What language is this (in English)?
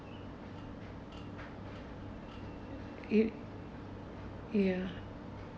English